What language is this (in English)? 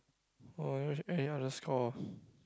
English